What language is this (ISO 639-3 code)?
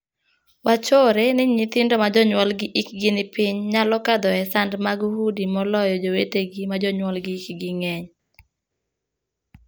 luo